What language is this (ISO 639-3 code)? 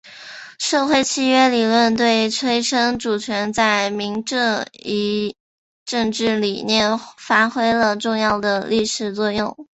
zho